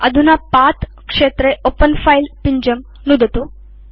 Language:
Sanskrit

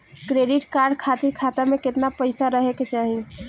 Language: Bhojpuri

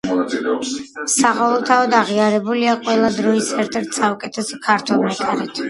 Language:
Georgian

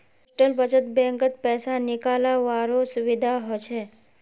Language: Magahi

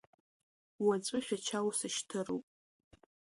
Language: Abkhazian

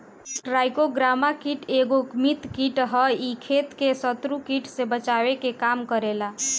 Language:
Bhojpuri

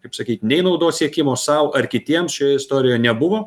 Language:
Lithuanian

